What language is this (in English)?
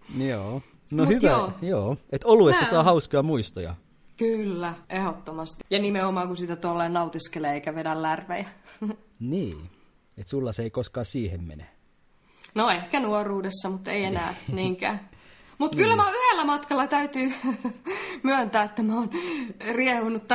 Finnish